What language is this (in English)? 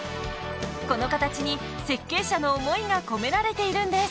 Japanese